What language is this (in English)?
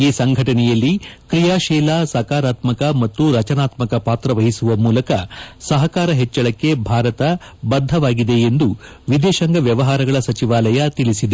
Kannada